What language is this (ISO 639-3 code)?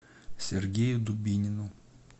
rus